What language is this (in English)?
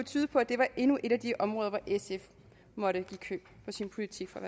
Danish